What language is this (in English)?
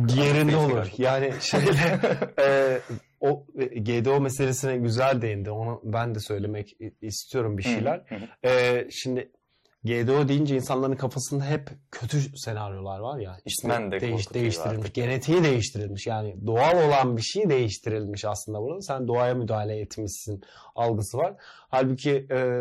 Turkish